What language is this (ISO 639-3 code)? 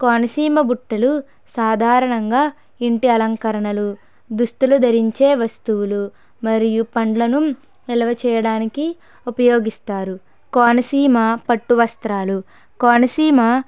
tel